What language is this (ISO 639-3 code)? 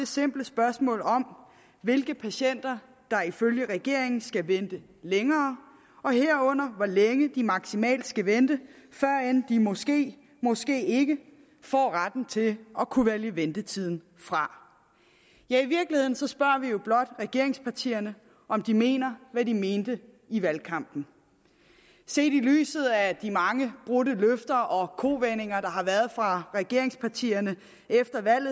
dan